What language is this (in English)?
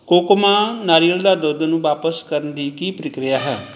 Punjabi